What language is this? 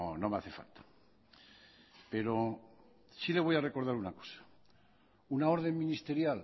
Spanish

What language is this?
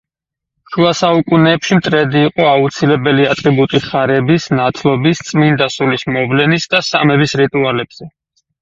Georgian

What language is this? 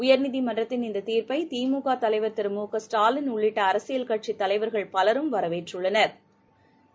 Tamil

